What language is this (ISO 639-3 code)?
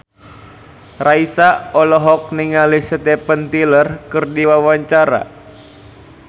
sun